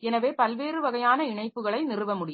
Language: Tamil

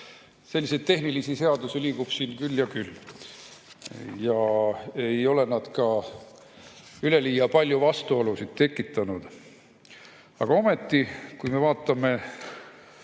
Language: Estonian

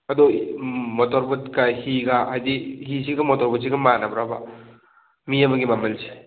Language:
Manipuri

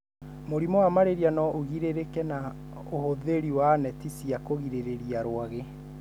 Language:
Kikuyu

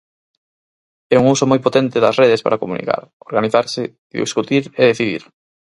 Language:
Galician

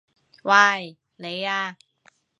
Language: Cantonese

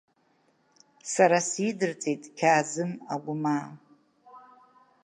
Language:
Abkhazian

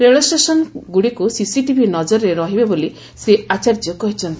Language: Odia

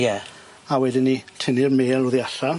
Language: Welsh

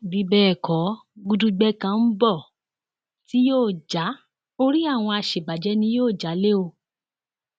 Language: Yoruba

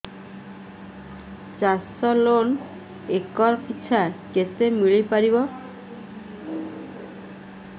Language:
Odia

